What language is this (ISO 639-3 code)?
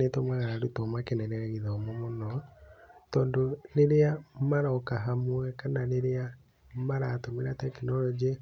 kik